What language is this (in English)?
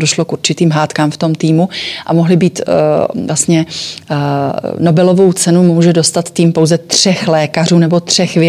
Czech